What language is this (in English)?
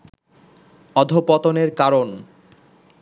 Bangla